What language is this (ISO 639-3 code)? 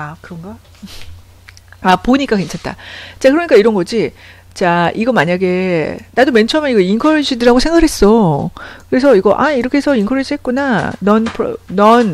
kor